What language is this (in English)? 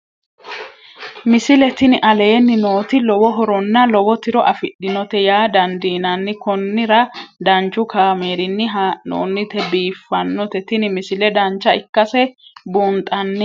Sidamo